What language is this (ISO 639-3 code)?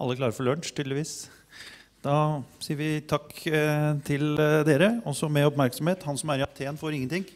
nor